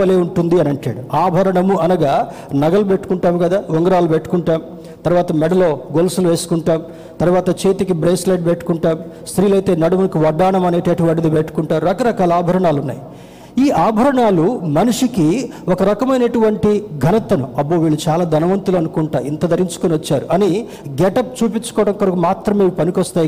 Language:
Telugu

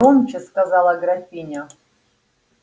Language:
Russian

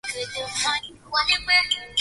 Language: Swahili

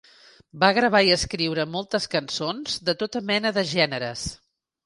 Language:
Catalan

